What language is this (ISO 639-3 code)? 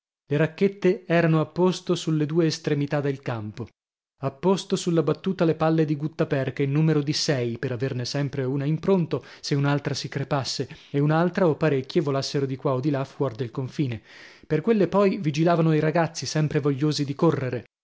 ita